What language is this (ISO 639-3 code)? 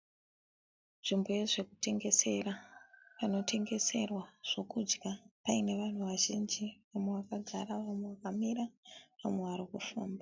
sna